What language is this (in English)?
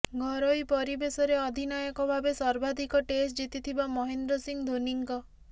Odia